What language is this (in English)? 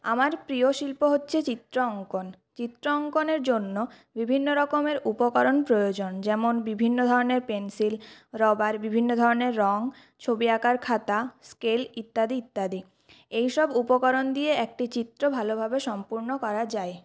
Bangla